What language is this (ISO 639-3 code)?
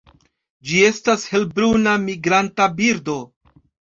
epo